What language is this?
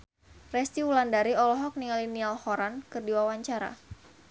Sundanese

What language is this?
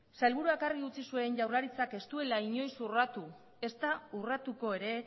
Basque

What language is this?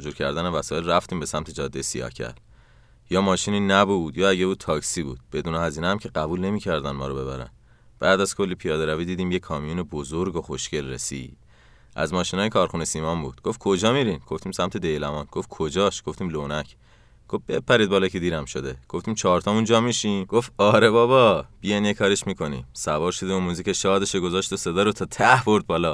Persian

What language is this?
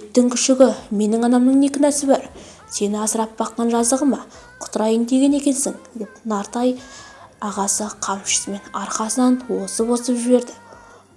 Turkish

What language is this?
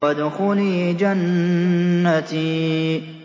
Arabic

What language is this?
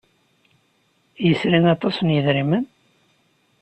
Kabyle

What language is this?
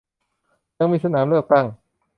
Thai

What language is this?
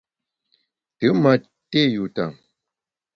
Bamun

